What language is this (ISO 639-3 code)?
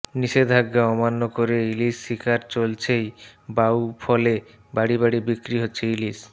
ben